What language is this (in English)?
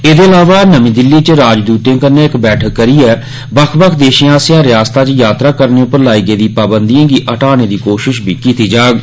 Dogri